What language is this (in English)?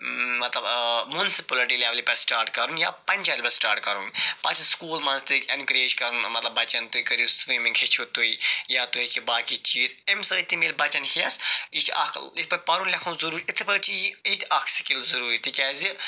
Kashmiri